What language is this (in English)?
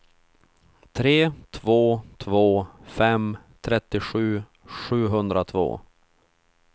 Swedish